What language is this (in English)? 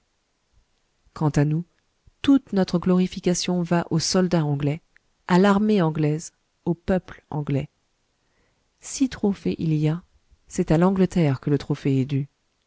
French